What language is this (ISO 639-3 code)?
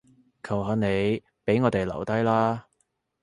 yue